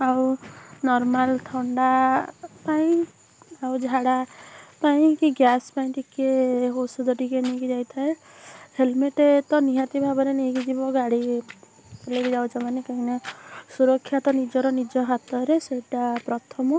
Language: Odia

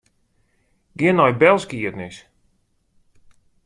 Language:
Western Frisian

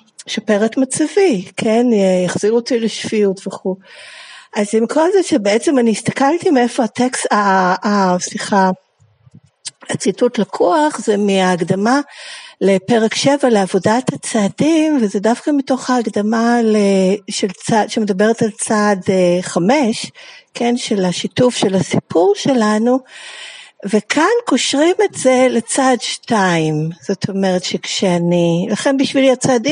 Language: Hebrew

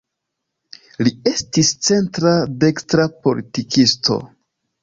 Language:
Esperanto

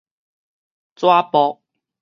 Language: Min Nan Chinese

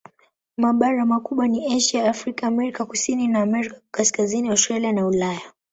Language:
Swahili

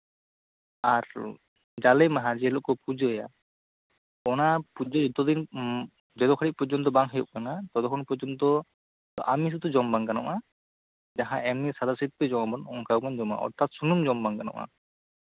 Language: Santali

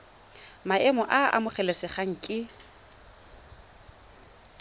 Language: Tswana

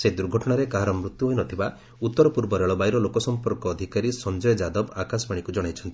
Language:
Odia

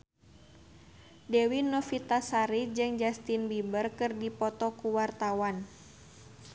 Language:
Sundanese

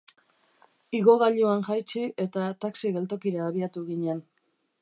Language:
Basque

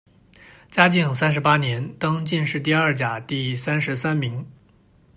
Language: Chinese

